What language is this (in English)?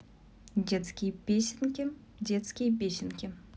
Russian